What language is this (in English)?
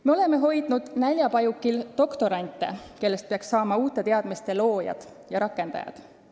Estonian